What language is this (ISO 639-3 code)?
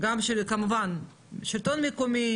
heb